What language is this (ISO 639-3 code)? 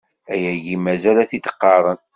kab